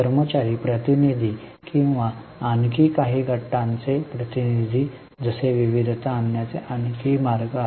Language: Marathi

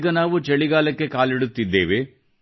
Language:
Kannada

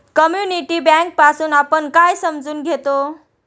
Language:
Marathi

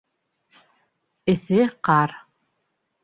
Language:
Bashkir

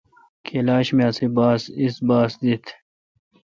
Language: Kalkoti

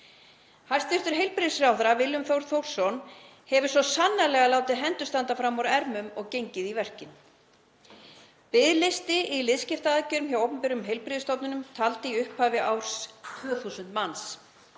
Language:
Icelandic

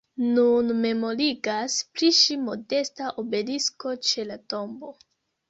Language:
Esperanto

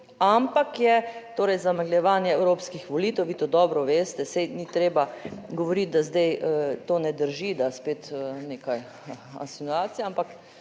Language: Slovenian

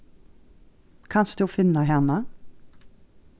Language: Faroese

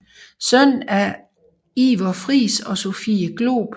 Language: Danish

